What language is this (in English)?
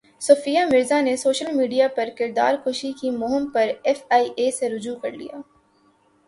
Urdu